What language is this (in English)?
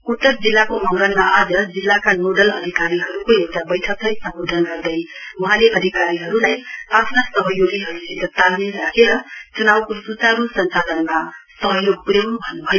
Nepali